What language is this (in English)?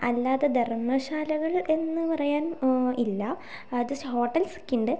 Malayalam